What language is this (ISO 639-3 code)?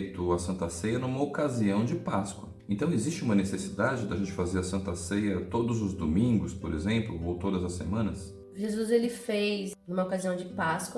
por